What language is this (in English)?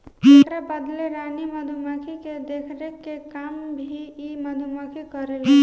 Bhojpuri